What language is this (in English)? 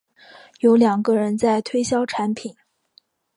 Chinese